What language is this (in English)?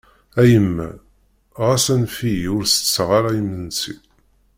Kabyle